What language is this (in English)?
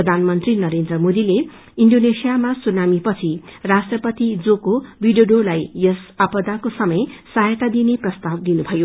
Nepali